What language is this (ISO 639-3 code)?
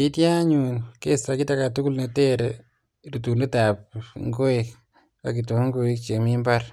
kln